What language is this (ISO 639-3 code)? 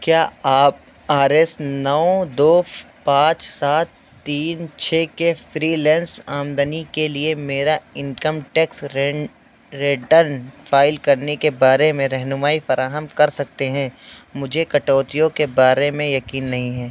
urd